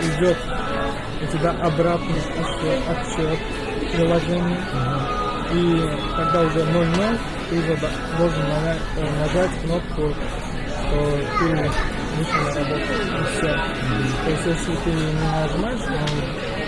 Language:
Russian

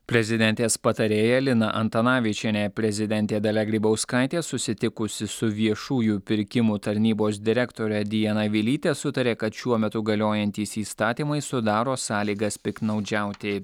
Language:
Lithuanian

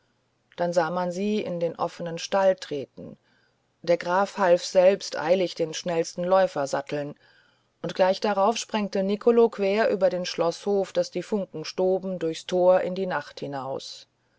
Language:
German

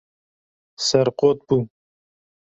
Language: Kurdish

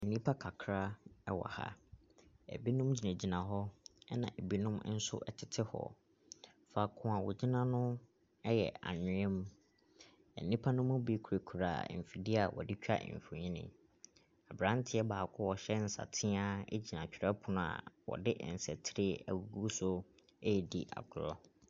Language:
Akan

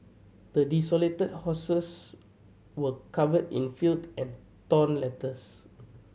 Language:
English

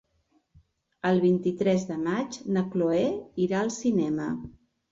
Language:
Catalan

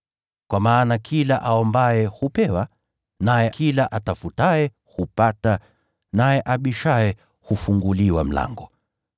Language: Swahili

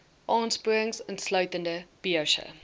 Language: Afrikaans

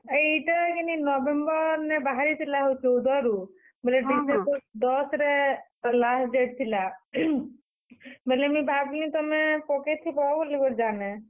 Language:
Odia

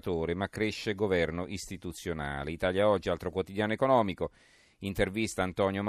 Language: Italian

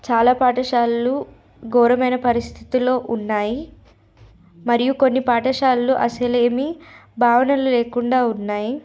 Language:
Telugu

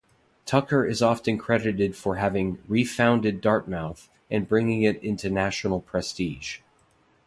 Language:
English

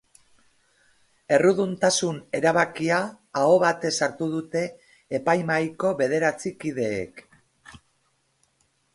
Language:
Basque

